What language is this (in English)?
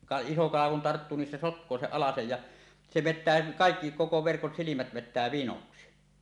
Finnish